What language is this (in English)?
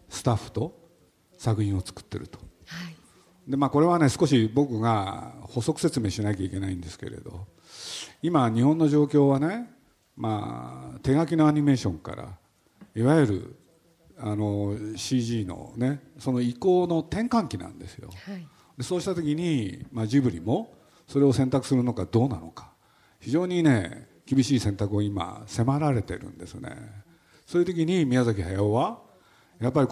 Japanese